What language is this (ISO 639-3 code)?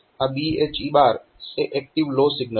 guj